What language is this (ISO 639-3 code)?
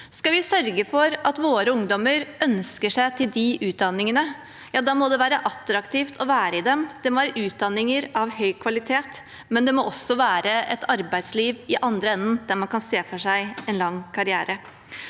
nor